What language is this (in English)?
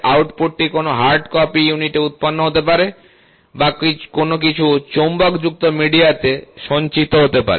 Bangla